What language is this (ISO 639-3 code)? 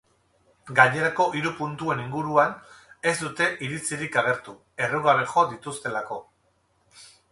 eus